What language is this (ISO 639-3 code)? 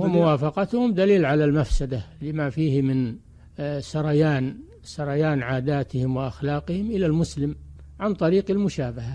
ara